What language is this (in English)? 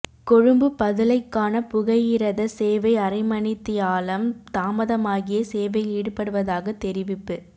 Tamil